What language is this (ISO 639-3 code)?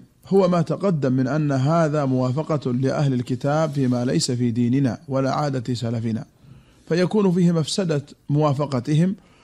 ara